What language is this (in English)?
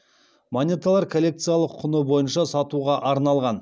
Kazakh